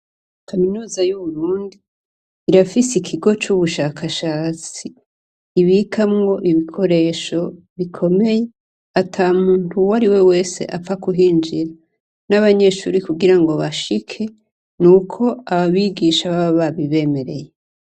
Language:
Rundi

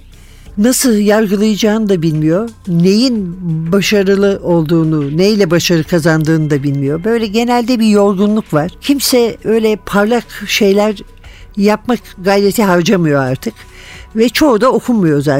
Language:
Turkish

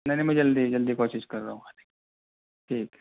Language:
Urdu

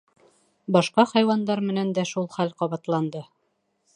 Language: Bashkir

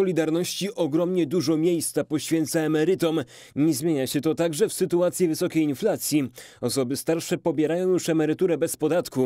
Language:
Polish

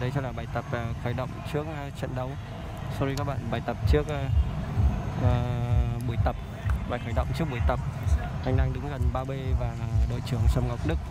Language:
Vietnamese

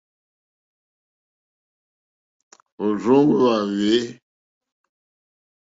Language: Mokpwe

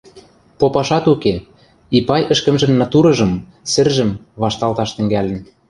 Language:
Western Mari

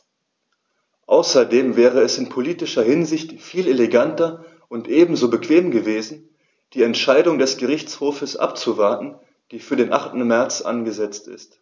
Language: German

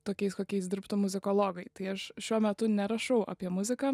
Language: Lithuanian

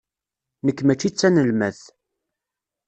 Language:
Kabyle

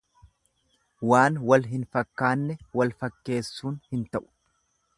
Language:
Oromo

